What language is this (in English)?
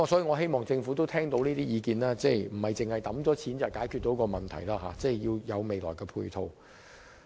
Cantonese